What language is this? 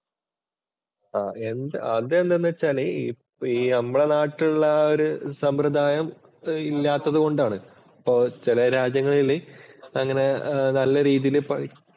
Malayalam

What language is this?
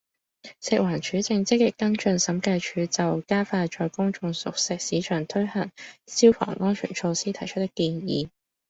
Cantonese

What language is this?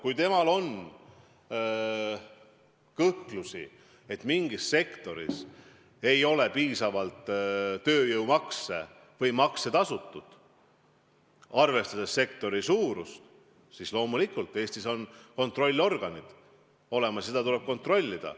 Estonian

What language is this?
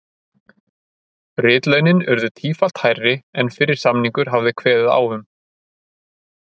Icelandic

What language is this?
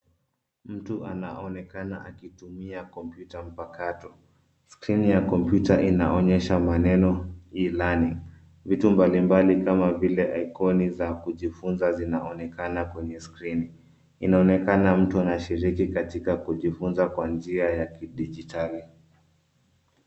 Swahili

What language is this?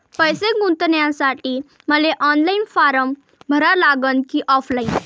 Marathi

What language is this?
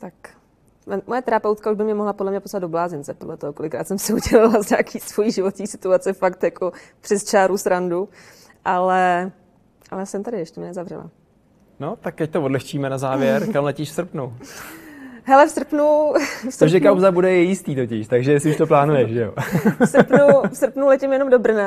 Czech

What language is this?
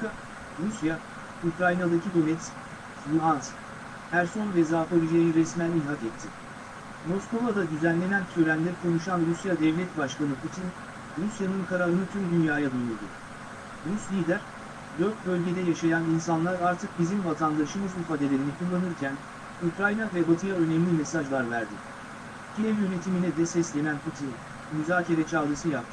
Turkish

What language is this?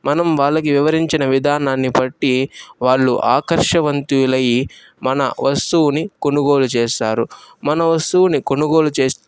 Telugu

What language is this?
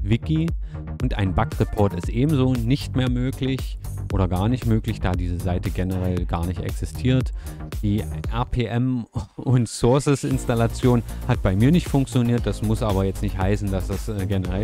German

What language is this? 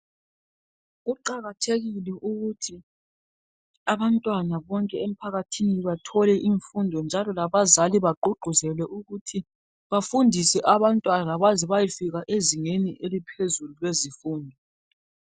North Ndebele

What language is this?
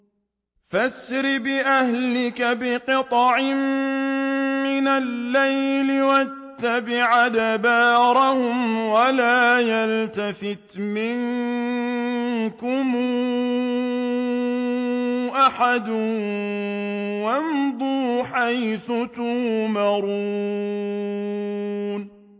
Arabic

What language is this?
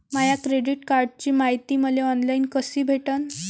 Marathi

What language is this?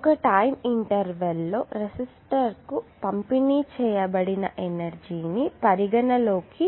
Telugu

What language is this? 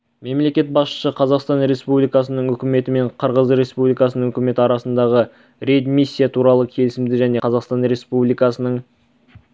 Kazakh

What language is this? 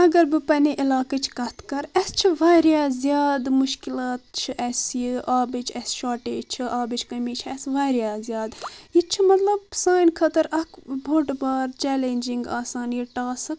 Kashmiri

